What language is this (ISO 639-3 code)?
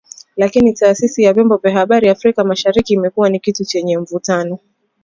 swa